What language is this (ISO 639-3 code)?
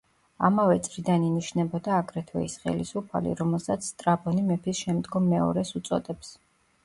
kat